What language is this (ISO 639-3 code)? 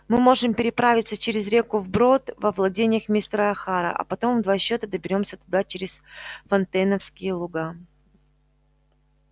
rus